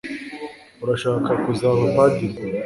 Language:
Kinyarwanda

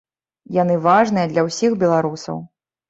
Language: Belarusian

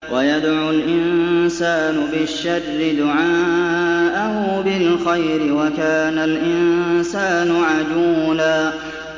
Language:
Arabic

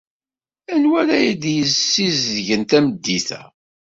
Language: Kabyle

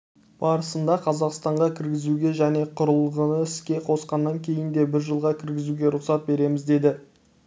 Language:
Kazakh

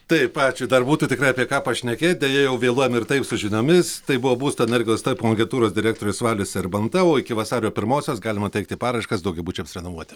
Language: Lithuanian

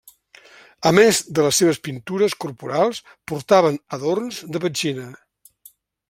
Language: Catalan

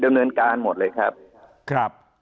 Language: Thai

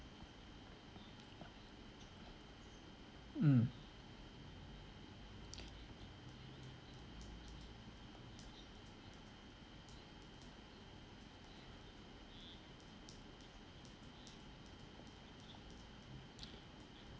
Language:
English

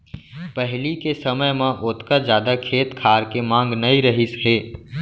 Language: Chhattisgarhi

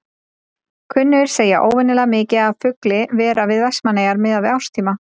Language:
Icelandic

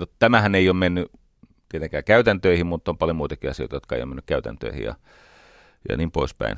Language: Finnish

